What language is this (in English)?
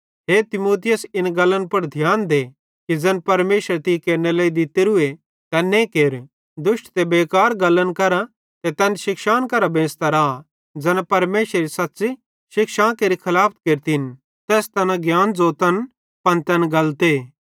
Bhadrawahi